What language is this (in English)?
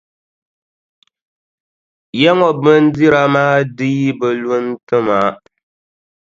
Dagbani